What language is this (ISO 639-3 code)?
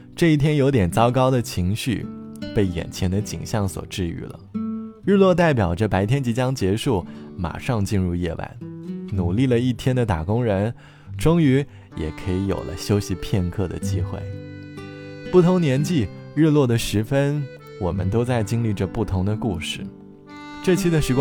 zho